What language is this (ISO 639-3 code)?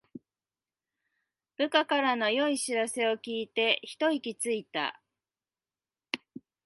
jpn